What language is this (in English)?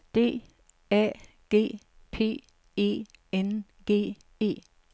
Danish